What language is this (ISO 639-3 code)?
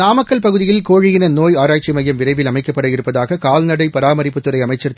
tam